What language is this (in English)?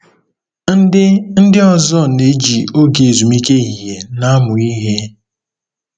Igbo